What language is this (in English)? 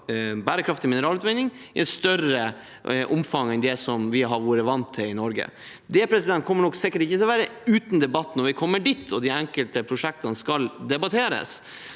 Norwegian